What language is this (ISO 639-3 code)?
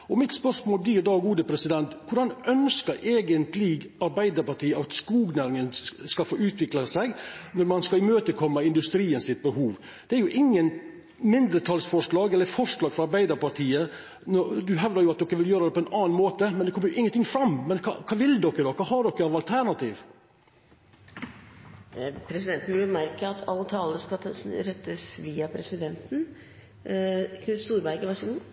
nor